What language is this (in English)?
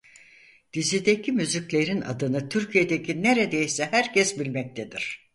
Turkish